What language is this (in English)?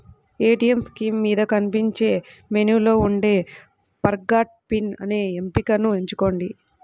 Telugu